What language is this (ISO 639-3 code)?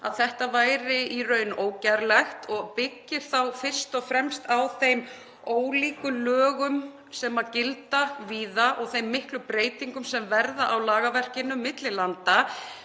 isl